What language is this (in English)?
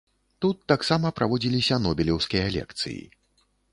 Belarusian